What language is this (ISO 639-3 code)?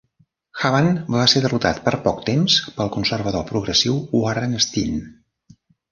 cat